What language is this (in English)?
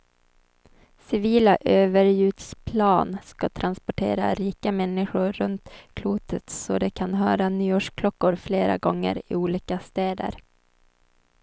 Swedish